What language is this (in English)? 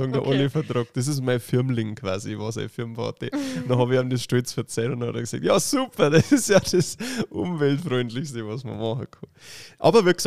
German